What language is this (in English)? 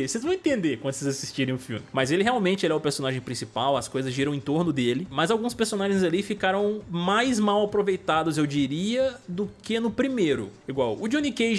Portuguese